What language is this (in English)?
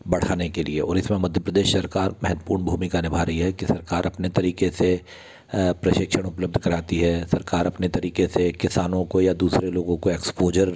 Hindi